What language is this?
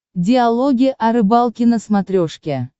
Russian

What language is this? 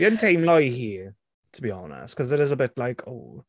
Welsh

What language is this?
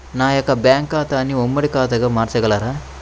Telugu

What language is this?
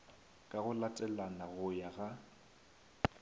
Northern Sotho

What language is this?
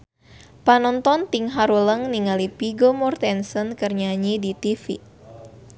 Sundanese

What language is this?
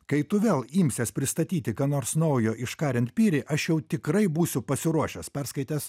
Lithuanian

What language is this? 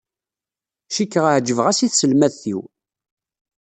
Kabyle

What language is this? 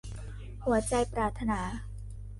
Thai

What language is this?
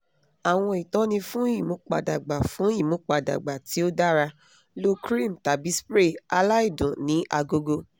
Yoruba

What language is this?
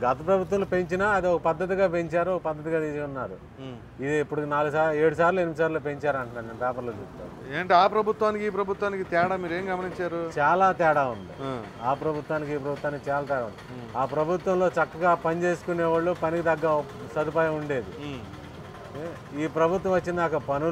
Arabic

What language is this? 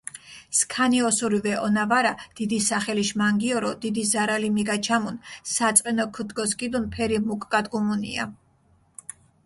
Mingrelian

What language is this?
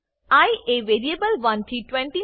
Gujarati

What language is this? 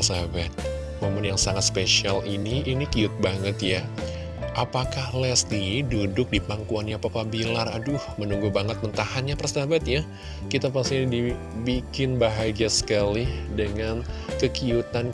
Indonesian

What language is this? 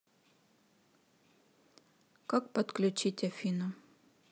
Russian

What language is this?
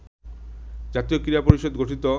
Bangla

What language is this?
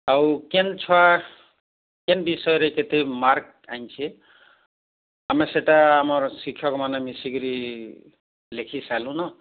Odia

